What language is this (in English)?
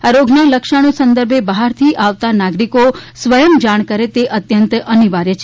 Gujarati